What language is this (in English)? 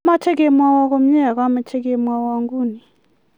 Kalenjin